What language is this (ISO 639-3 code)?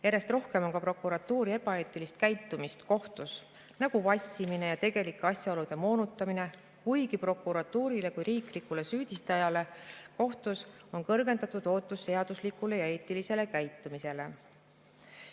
est